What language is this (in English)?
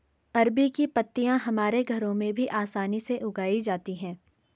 Hindi